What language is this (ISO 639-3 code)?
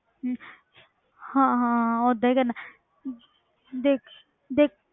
pan